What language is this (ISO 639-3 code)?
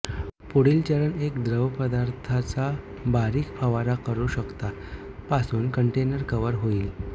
mar